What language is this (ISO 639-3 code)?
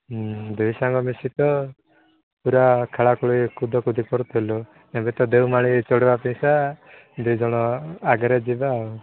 ori